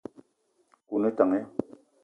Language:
Eton (Cameroon)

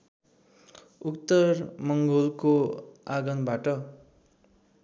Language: Nepali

